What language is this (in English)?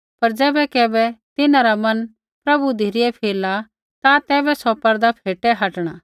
Kullu Pahari